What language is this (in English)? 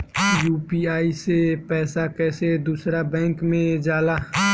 Bhojpuri